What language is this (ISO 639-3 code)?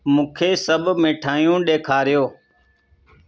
snd